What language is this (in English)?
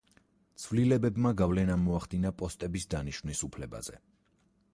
Georgian